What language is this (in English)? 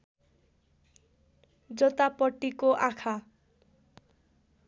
Nepali